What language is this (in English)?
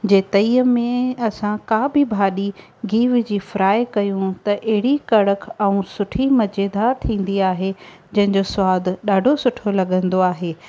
Sindhi